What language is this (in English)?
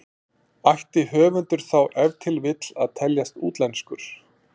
Icelandic